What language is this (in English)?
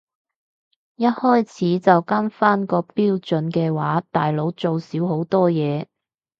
Cantonese